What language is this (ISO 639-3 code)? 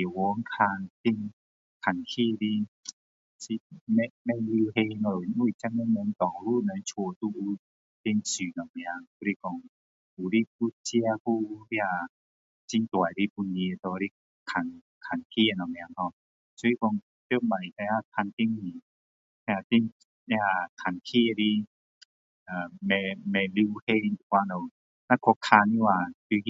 cdo